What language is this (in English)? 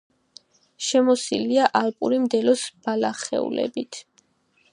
Georgian